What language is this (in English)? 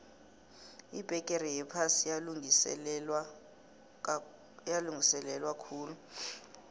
South Ndebele